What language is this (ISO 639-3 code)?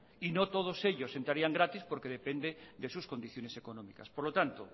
spa